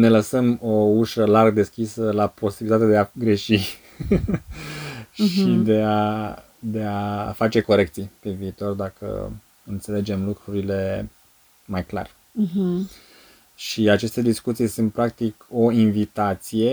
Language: Romanian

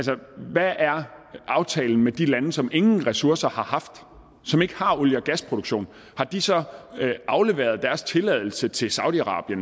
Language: Danish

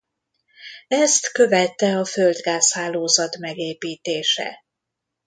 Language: Hungarian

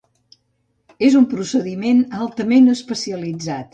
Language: Catalan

